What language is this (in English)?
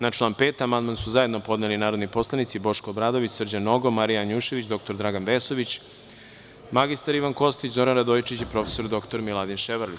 Serbian